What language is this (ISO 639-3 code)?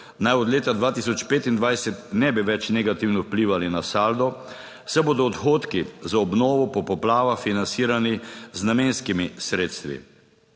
slv